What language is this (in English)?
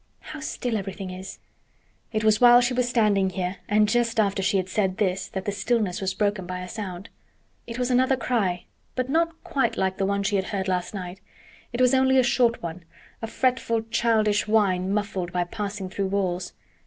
English